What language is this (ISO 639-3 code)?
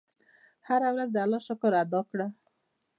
pus